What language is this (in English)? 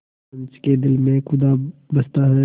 Hindi